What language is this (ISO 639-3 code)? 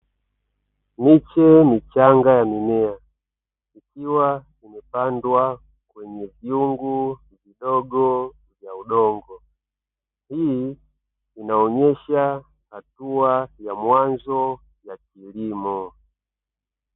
swa